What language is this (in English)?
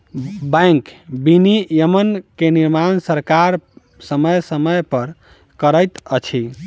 Maithili